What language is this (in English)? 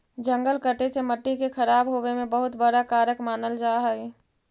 Magahi